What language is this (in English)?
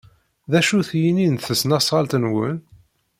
Kabyle